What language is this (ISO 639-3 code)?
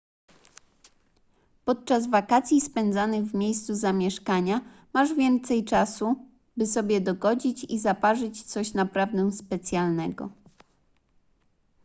pol